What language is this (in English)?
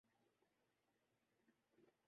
Urdu